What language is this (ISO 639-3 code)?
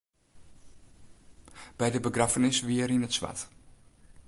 fry